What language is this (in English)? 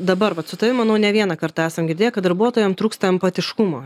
Lithuanian